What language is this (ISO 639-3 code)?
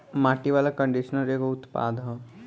bho